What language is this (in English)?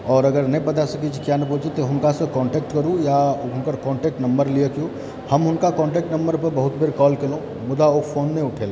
Maithili